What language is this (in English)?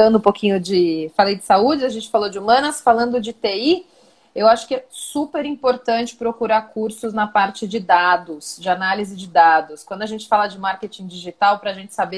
Portuguese